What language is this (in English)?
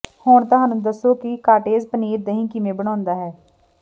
Punjabi